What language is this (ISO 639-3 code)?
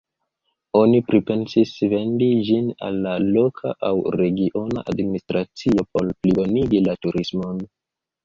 epo